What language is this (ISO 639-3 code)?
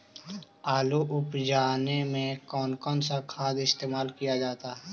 mag